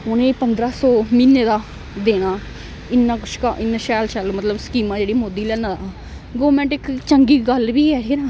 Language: Dogri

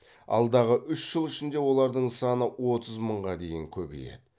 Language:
Kazakh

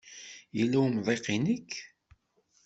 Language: Kabyle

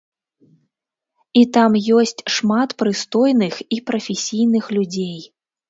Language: Belarusian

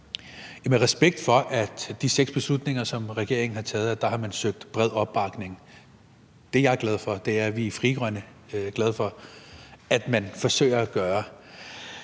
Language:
Danish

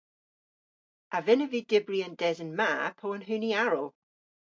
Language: Cornish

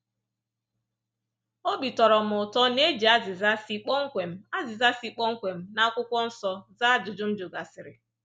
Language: Igbo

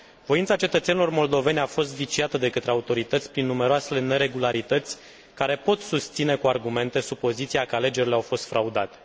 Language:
Romanian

